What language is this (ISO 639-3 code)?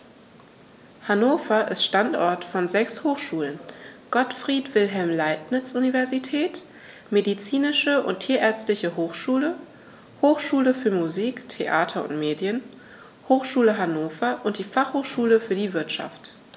deu